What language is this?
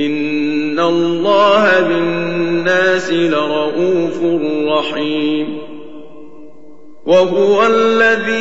Arabic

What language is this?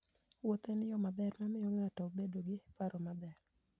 Luo (Kenya and Tanzania)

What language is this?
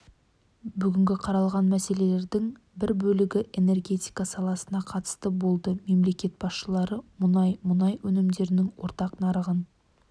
Kazakh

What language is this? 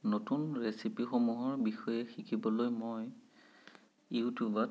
Assamese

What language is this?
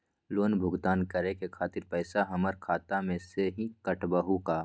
Magahi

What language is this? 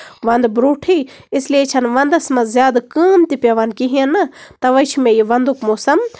Kashmiri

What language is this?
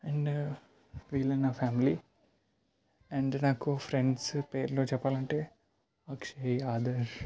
Telugu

